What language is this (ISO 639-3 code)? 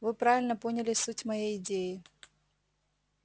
rus